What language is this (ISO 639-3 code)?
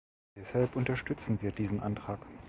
deu